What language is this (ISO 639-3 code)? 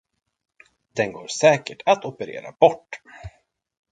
swe